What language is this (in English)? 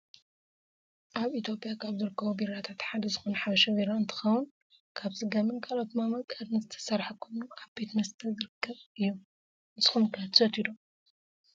Tigrinya